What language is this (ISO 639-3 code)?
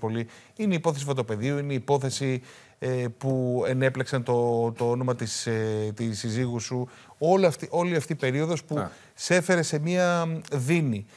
ell